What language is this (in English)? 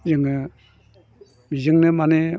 Bodo